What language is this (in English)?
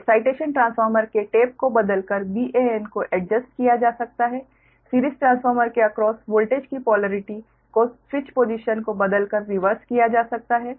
Hindi